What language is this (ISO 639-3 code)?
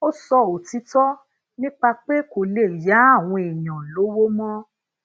yor